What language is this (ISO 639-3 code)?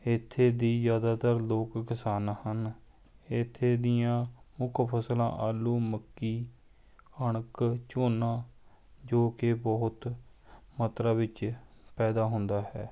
pan